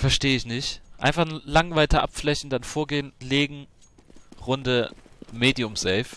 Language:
German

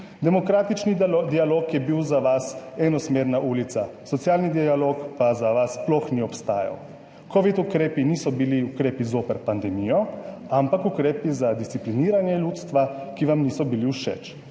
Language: Slovenian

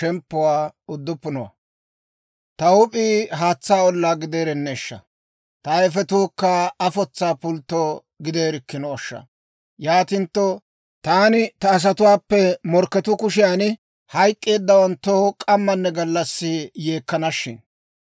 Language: Dawro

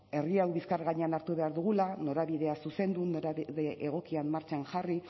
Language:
Basque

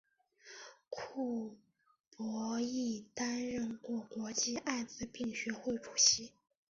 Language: Chinese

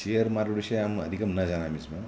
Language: Sanskrit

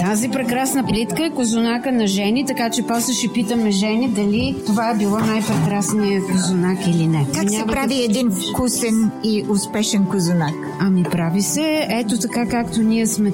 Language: Bulgarian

